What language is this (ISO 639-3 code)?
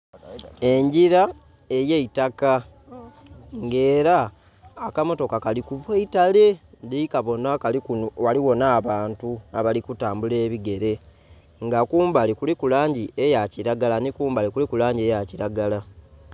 xog